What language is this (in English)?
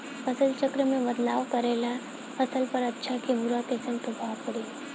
Bhojpuri